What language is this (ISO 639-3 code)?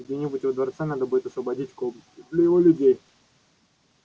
rus